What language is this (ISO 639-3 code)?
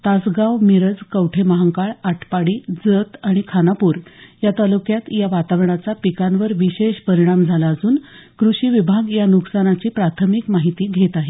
mar